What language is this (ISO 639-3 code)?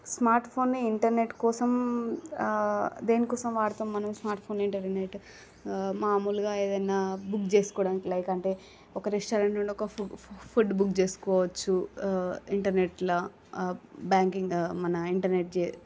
tel